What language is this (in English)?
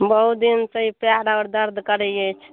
Maithili